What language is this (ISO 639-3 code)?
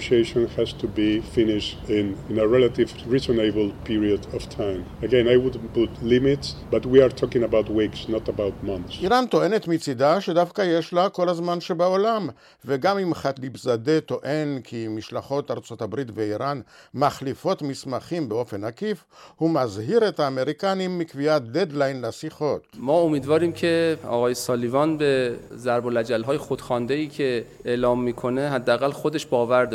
heb